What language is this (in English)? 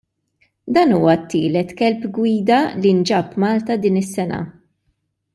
Maltese